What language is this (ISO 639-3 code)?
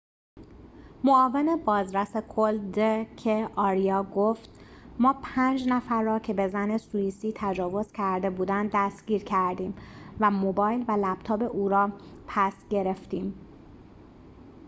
fas